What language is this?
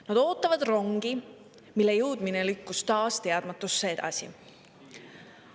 Estonian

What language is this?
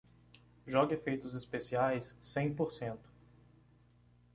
Portuguese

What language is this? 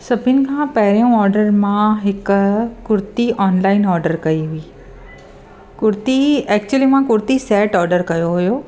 Sindhi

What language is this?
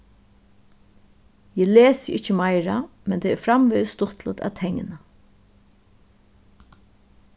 Faroese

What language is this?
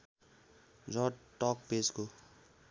Nepali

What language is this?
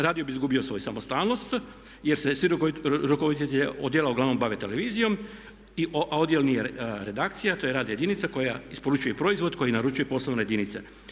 Croatian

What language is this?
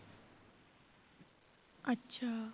Punjabi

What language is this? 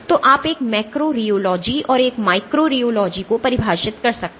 Hindi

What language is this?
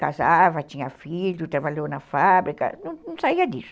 Portuguese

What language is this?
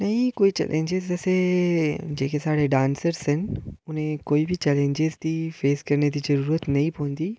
Dogri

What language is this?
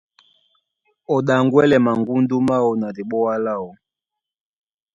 Duala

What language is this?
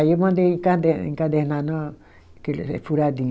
Portuguese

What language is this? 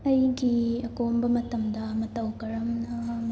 Manipuri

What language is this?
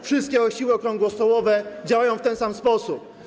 Polish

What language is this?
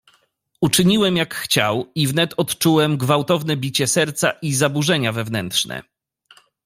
Polish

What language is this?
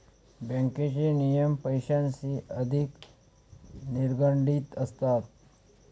Marathi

